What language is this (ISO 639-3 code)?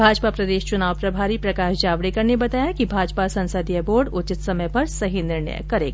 hin